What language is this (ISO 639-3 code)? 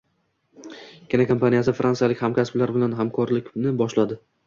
uzb